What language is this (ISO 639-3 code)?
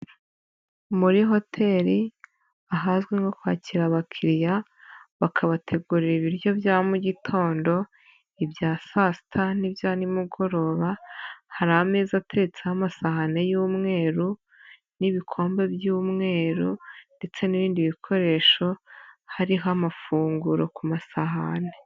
kin